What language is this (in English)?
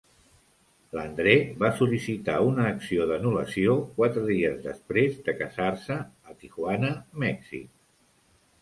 Catalan